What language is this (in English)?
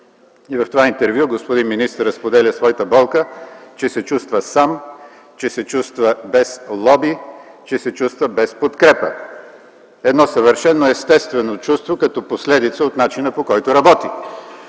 Bulgarian